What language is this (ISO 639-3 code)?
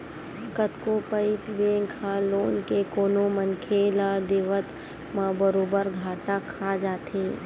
hne